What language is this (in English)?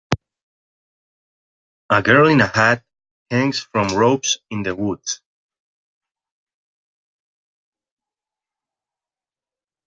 English